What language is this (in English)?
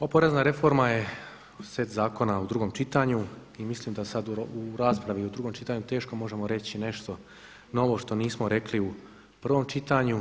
Croatian